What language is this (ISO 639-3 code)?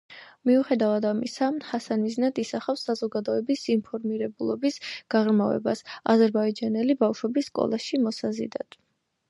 kat